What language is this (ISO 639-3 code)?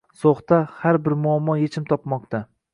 uzb